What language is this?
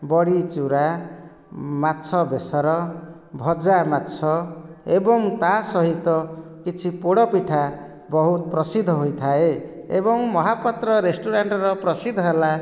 Odia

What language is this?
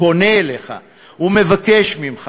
Hebrew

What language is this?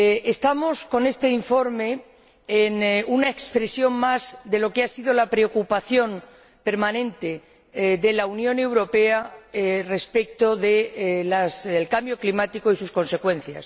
Spanish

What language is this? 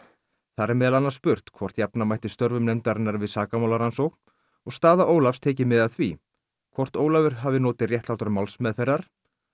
Icelandic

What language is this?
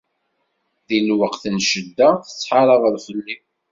Kabyle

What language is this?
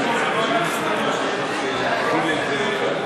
Hebrew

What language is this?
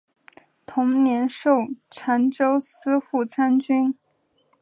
Chinese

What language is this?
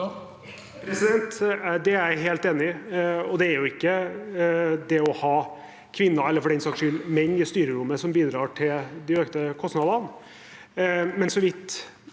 Norwegian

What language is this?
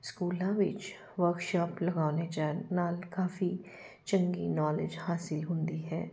Punjabi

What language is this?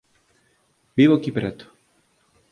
Galician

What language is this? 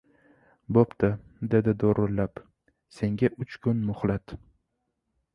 Uzbek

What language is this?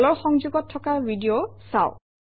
Assamese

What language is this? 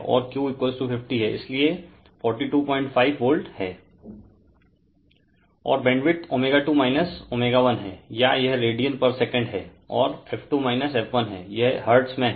Hindi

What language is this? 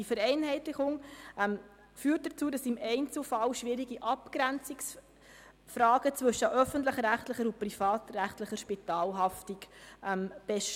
Swiss German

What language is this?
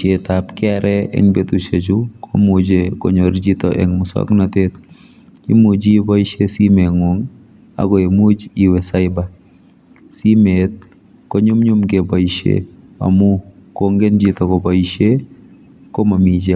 Kalenjin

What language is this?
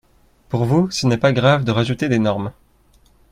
French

